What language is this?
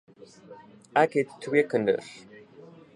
Afrikaans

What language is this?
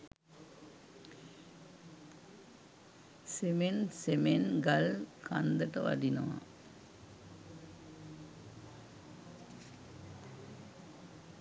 Sinhala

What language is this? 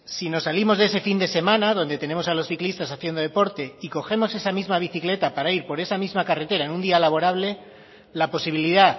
Spanish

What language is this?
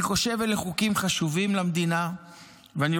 Hebrew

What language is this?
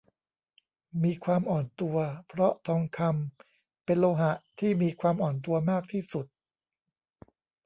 Thai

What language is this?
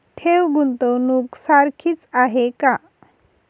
Marathi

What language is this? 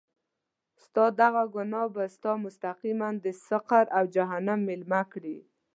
Pashto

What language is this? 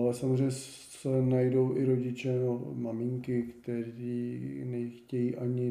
Czech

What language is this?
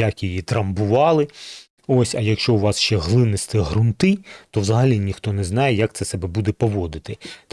Ukrainian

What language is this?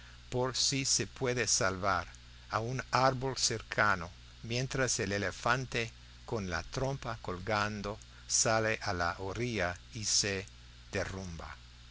Spanish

